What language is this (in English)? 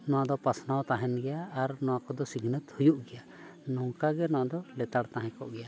Santali